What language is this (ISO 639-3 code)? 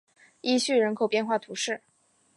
zho